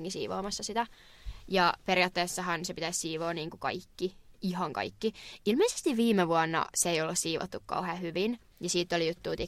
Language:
Finnish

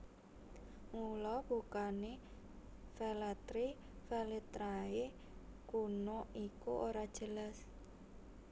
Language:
Javanese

